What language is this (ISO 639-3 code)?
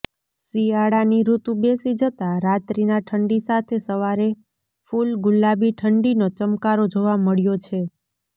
guj